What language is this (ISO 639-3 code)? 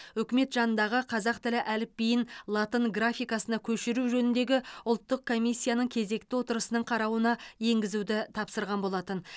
kaz